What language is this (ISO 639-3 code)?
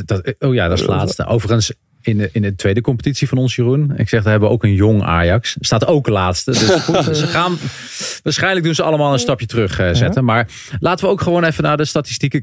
nld